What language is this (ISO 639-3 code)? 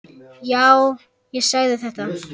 isl